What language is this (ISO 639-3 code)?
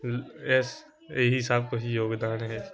pan